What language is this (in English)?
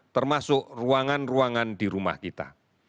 Indonesian